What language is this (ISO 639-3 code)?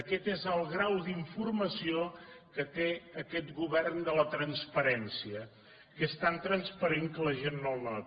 cat